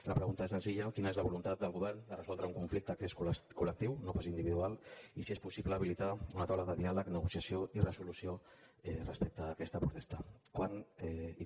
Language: Catalan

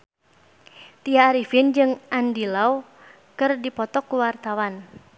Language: Sundanese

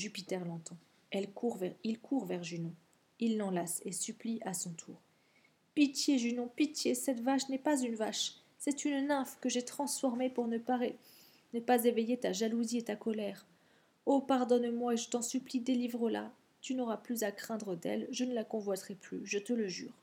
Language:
French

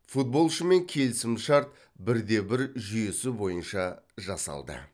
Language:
Kazakh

